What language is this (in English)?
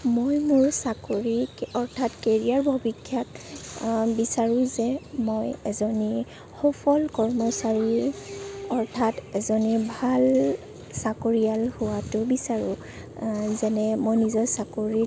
Assamese